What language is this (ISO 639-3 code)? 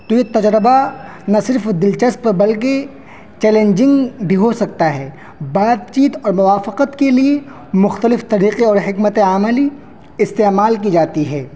urd